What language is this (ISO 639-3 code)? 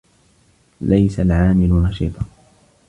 ara